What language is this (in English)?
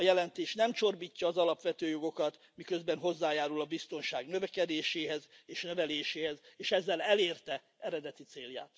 Hungarian